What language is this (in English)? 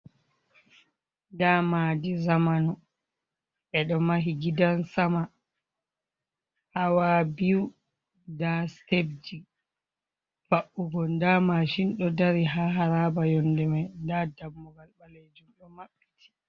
Fula